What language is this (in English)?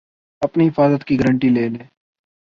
Urdu